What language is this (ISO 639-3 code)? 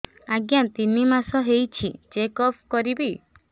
ori